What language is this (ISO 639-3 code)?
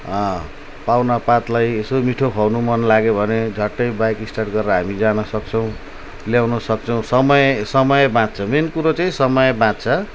nep